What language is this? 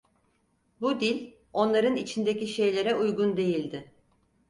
Turkish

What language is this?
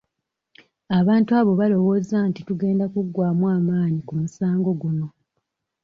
Ganda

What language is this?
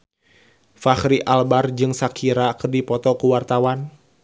Sundanese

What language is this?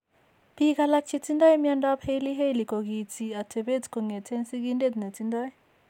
Kalenjin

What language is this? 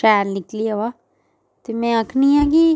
Dogri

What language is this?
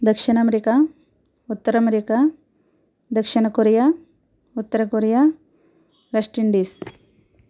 Telugu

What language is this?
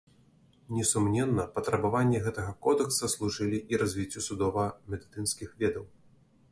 Belarusian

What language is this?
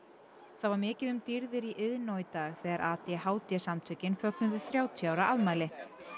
Icelandic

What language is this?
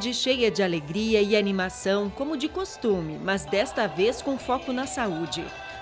Portuguese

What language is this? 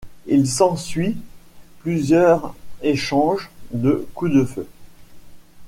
French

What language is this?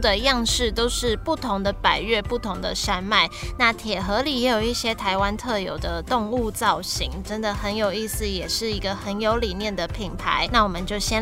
Chinese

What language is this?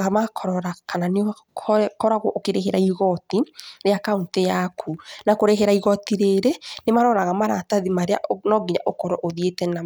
Kikuyu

